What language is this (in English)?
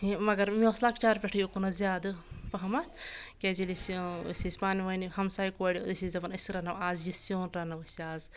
Kashmiri